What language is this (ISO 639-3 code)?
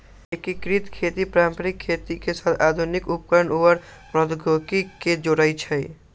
mag